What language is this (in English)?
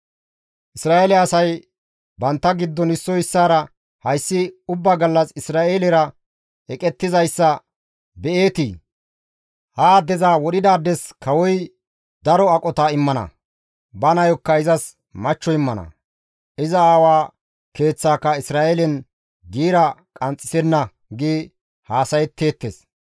Gamo